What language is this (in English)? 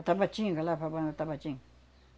Portuguese